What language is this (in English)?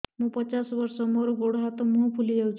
Odia